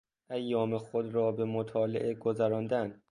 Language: Persian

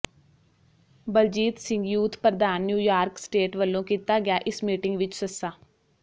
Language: Punjabi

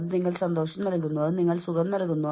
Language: Malayalam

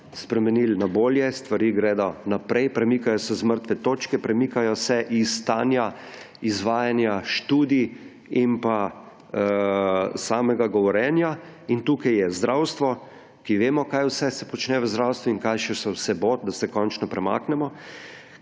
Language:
Slovenian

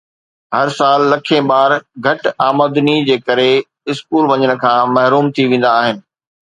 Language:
Sindhi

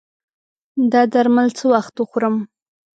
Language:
Pashto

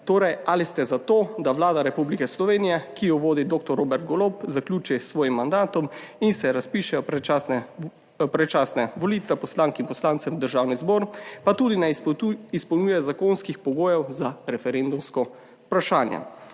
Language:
Slovenian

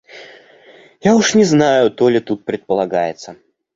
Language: Russian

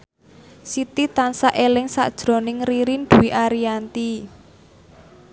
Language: Javanese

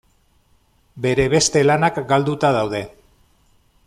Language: Basque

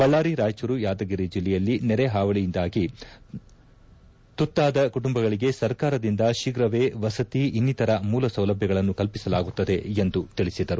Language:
Kannada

